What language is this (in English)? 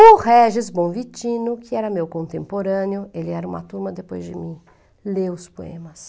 Portuguese